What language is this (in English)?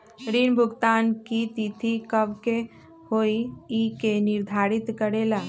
Magahi